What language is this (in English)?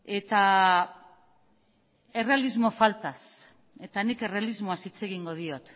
Basque